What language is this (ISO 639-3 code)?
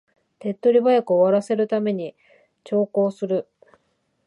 jpn